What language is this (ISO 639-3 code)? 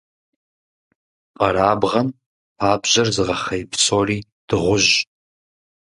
kbd